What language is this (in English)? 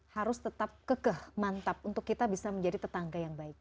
Indonesian